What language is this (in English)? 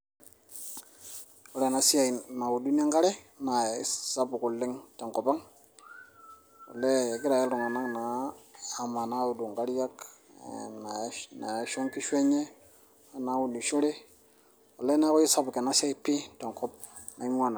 Masai